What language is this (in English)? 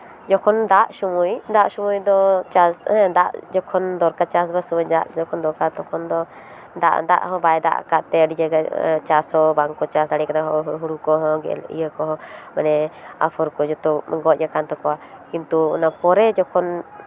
Santali